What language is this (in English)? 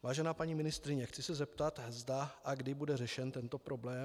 Czech